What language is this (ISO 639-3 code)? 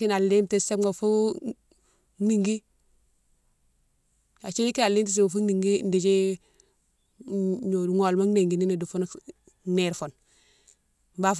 msw